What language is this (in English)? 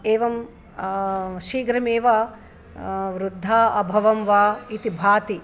Sanskrit